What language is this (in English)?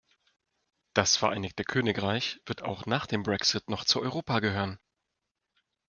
German